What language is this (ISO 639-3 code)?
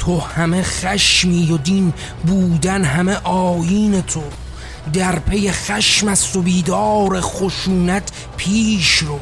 fas